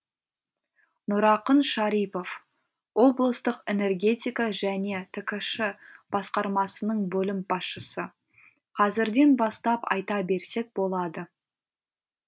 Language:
Kazakh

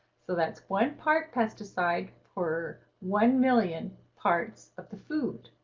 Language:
English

